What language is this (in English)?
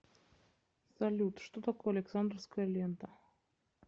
Russian